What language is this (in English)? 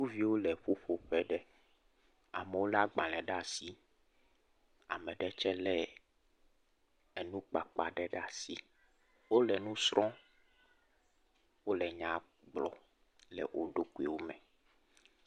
Ewe